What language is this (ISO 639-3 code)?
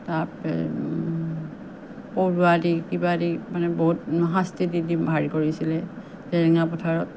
asm